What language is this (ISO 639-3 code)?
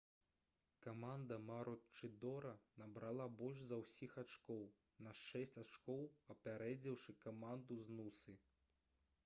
bel